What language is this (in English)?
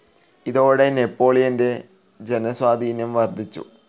Malayalam